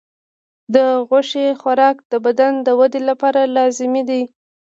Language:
Pashto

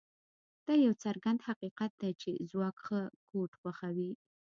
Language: Pashto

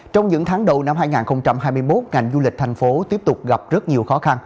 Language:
Vietnamese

